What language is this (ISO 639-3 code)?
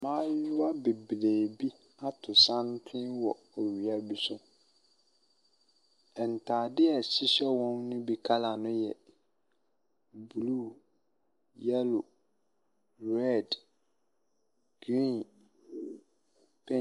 aka